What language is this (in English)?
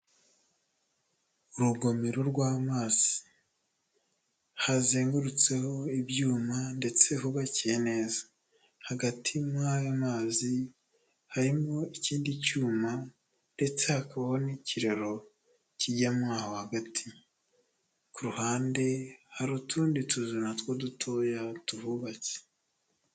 Kinyarwanda